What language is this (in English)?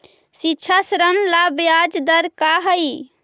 Magahi